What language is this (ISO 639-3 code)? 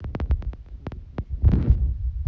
rus